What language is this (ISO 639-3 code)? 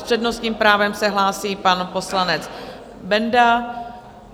ces